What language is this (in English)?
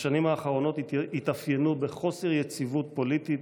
Hebrew